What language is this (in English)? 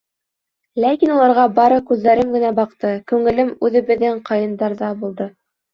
Bashkir